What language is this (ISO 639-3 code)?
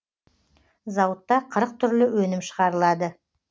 kaz